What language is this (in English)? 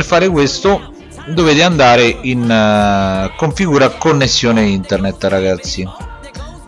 Italian